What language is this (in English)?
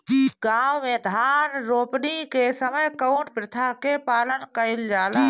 Bhojpuri